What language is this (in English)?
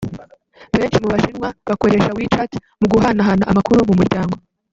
Kinyarwanda